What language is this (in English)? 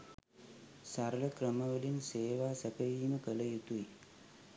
Sinhala